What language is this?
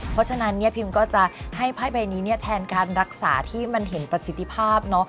Thai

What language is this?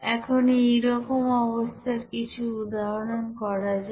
Bangla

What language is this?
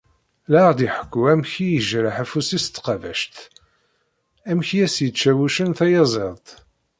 Kabyle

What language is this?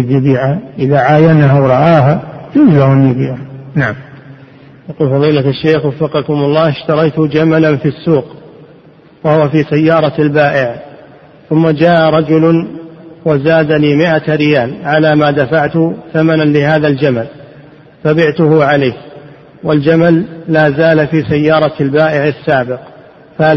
Arabic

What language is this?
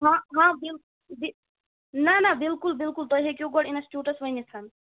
Kashmiri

